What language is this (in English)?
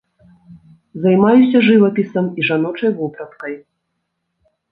Belarusian